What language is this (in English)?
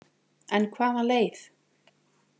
Icelandic